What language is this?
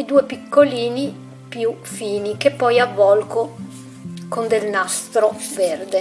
Italian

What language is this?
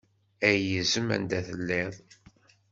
Kabyle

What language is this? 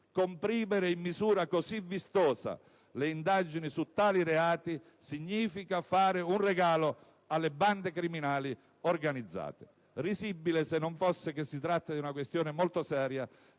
Italian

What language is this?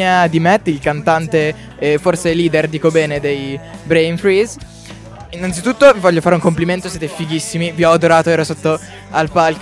Italian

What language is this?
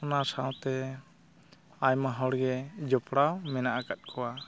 Santali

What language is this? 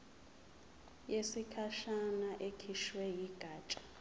Zulu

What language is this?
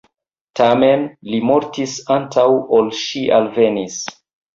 Esperanto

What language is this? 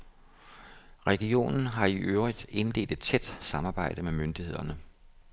Danish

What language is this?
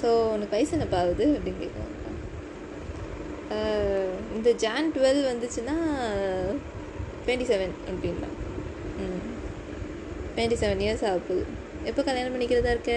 Tamil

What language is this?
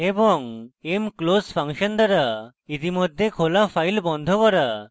Bangla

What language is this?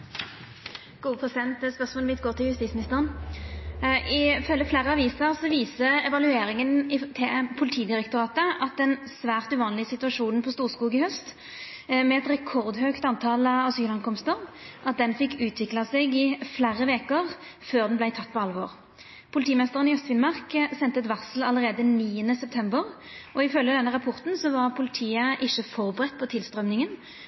Norwegian Nynorsk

